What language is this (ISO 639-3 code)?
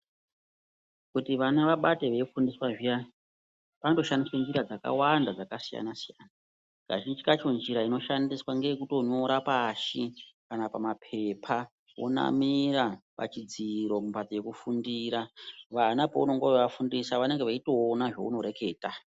ndc